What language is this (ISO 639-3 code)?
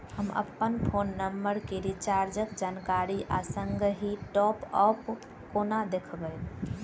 mai